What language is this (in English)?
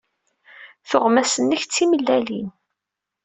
Kabyle